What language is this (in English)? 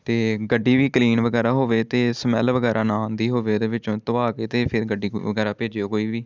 Punjabi